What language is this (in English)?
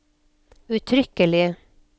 Norwegian